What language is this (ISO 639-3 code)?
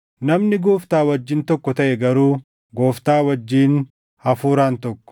orm